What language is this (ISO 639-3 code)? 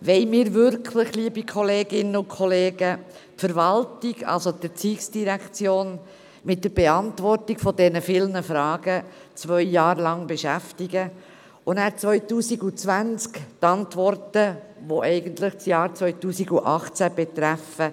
gsw